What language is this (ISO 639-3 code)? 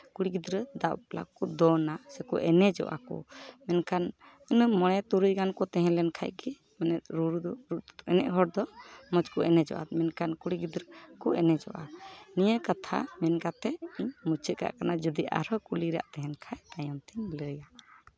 sat